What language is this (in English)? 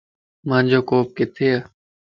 Lasi